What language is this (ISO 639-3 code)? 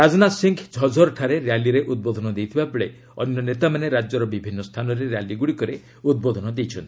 ori